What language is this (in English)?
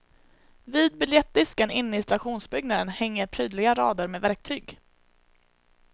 Swedish